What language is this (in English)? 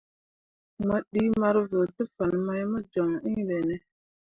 Mundang